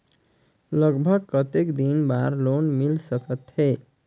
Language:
Chhattisgarhi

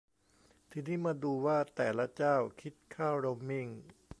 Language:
Thai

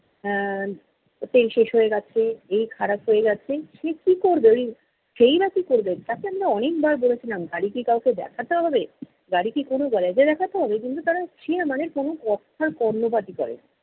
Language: Bangla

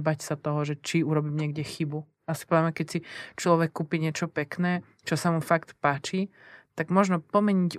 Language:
Czech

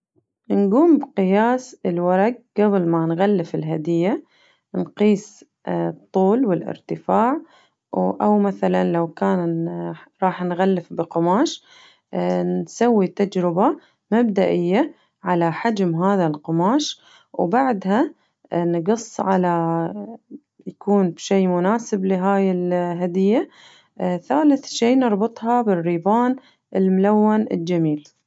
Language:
Najdi Arabic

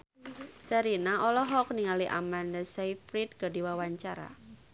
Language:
Sundanese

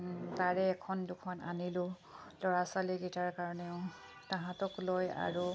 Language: Assamese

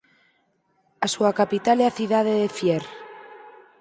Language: Galician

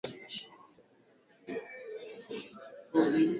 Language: Swahili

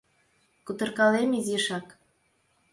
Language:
Mari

